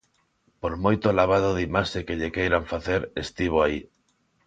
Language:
Galician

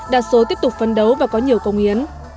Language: Vietnamese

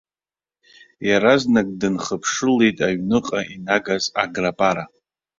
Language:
Abkhazian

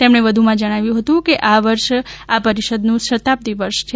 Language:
Gujarati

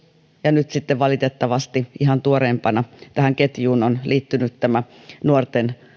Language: Finnish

